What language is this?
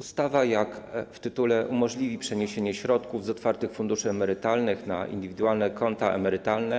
Polish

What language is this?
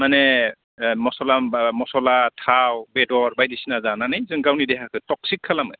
Bodo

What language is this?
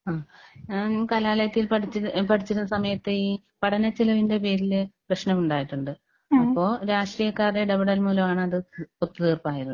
Malayalam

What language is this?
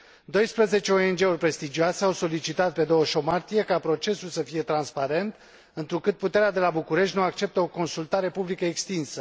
Romanian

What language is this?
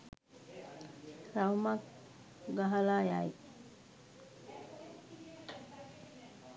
Sinhala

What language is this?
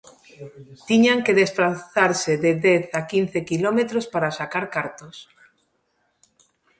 Galician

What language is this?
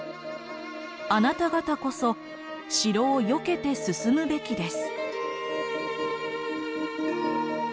Japanese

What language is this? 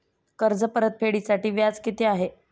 Marathi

